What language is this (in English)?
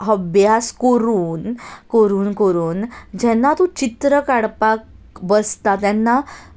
Konkani